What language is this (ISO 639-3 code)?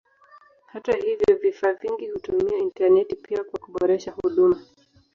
swa